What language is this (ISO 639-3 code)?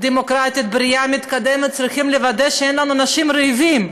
heb